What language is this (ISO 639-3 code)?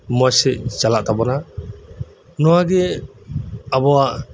sat